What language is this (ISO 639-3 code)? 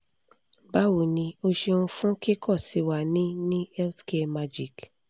yor